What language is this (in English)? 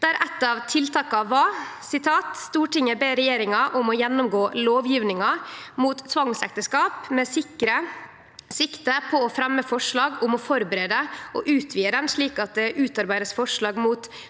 Norwegian